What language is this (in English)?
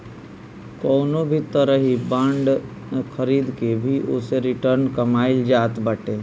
Bhojpuri